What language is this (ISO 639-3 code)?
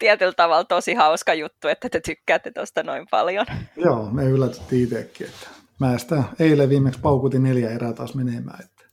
fin